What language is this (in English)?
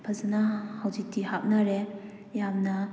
Manipuri